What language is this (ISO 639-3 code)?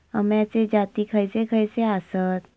mar